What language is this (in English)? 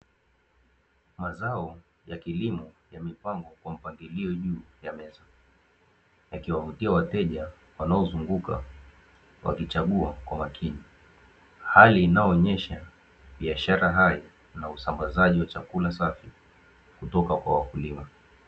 Swahili